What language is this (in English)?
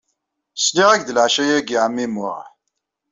Kabyle